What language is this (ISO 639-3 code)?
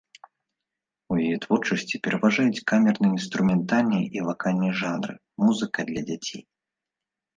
bel